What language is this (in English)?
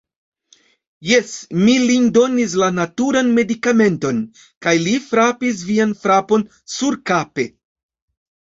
Esperanto